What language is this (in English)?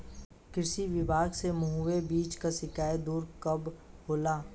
Bhojpuri